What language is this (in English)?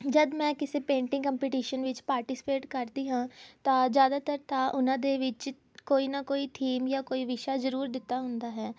Punjabi